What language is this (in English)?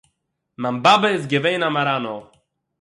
Yiddish